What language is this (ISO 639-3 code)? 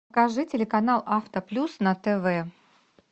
rus